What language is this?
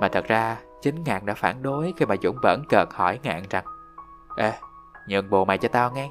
Vietnamese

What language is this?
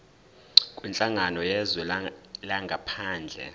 Zulu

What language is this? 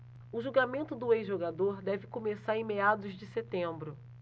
Portuguese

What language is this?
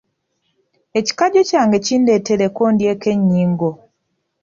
Ganda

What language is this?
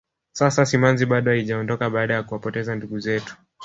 Swahili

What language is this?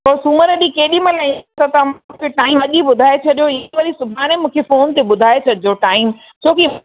Sindhi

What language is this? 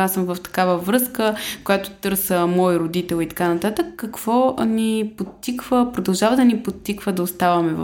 Bulgarian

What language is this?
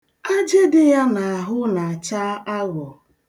Igbo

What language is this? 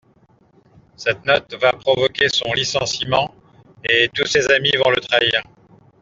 French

